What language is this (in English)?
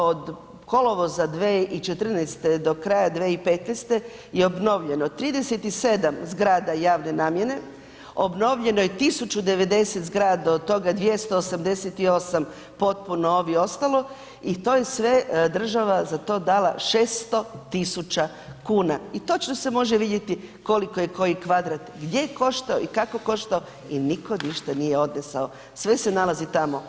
Croatian